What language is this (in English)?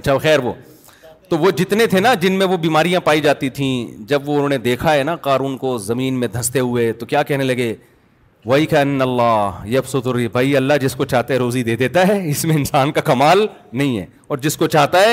Urdu